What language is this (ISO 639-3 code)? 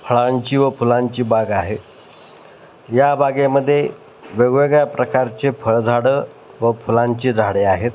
mar